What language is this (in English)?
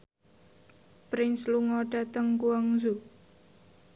Javanese